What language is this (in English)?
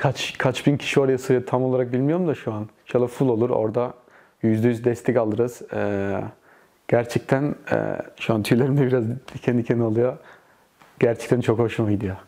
Turkish